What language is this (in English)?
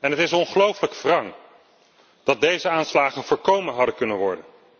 Dutch